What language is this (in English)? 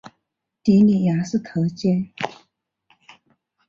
Chinese